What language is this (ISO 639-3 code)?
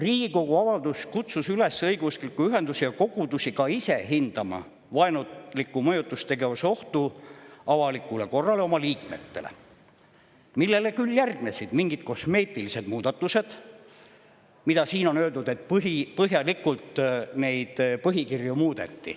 est